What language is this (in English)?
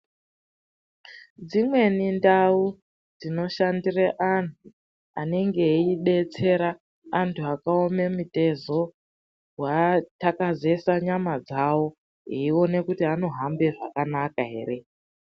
Ndau